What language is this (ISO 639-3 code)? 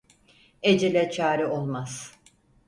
tur